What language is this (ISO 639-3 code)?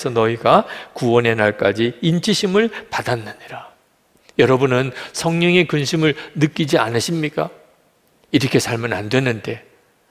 kor